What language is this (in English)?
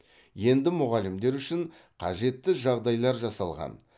Kazakh